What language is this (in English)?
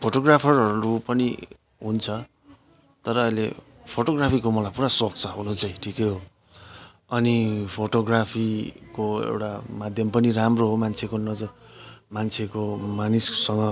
Nepali